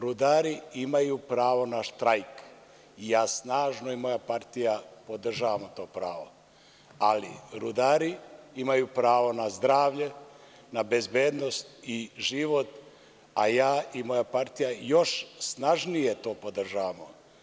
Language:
Serbian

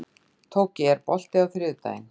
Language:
Icelandic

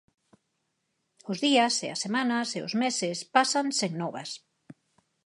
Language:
Galician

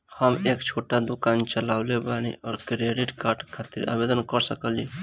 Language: Bhojpuri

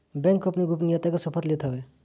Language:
Bhojpuri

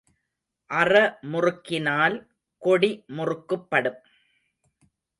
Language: Tamil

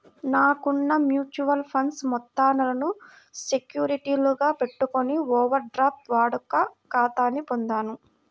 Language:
Telugu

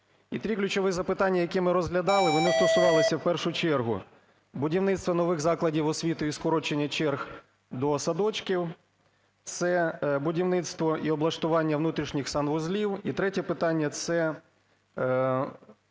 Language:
Ukrainian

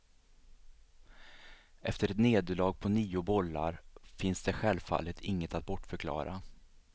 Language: Swedish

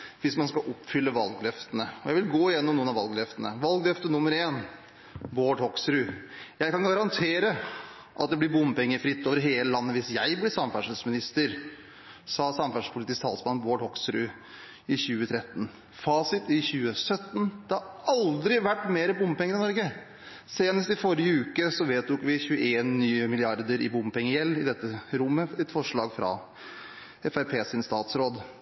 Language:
Norwegian Bokmål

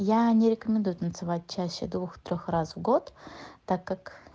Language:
Russian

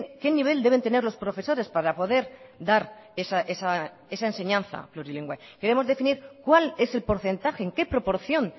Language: Spanish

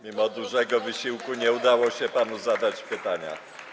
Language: Polish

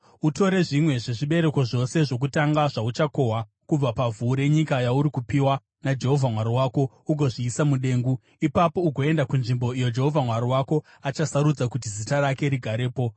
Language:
Shona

